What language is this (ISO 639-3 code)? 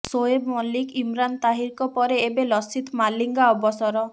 ori